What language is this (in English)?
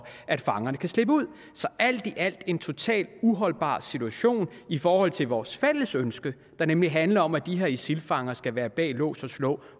Danish